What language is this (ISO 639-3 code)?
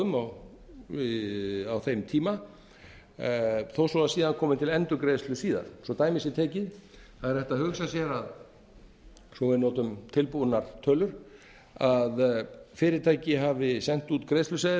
isl